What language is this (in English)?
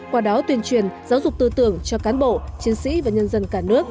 Vietnamese